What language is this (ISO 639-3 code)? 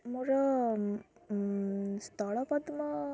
ori